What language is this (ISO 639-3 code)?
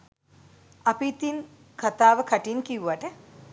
sin